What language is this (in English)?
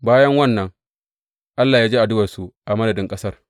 Hausa